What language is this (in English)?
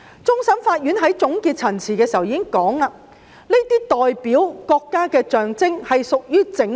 Cantonese